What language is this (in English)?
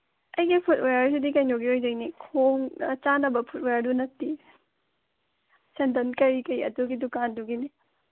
Manipuri